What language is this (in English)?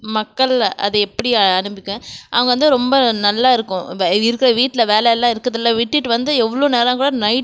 Tamil